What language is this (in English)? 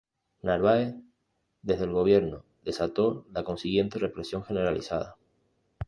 Spanish